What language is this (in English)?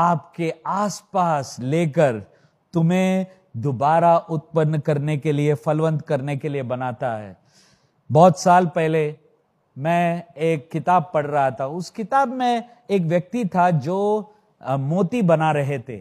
Hindi